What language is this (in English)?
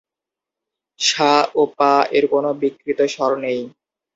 Bangla